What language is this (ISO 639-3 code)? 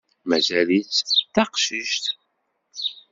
kab